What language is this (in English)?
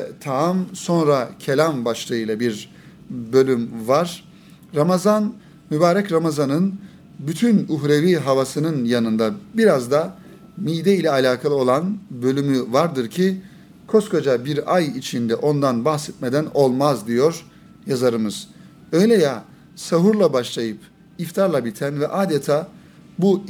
Turkish